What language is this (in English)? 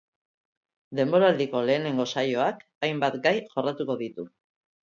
Basque